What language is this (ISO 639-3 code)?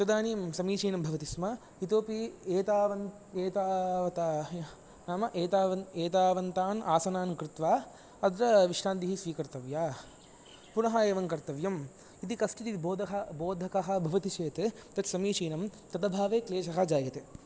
san